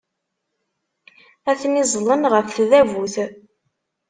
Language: Kabyle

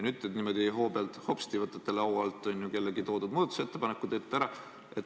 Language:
Estonian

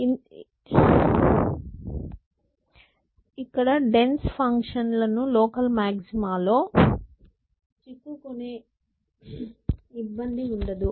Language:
Telugu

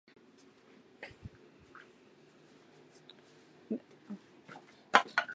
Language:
Chinese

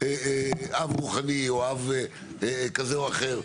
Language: Hebrew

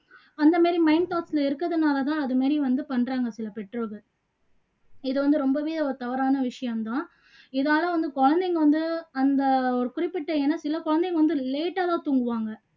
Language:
Tamil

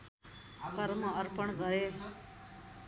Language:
Nepali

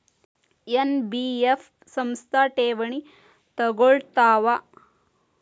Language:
Kannada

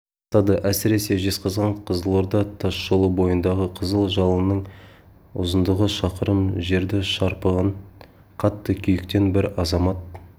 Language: Kazakh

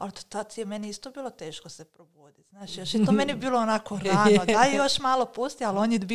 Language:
Croatian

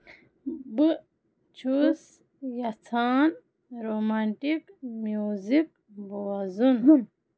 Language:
Kashmiri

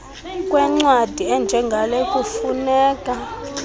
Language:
Xhosa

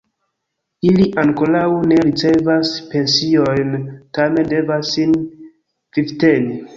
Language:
Esperanto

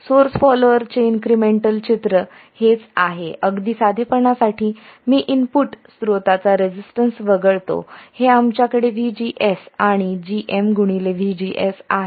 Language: Marathi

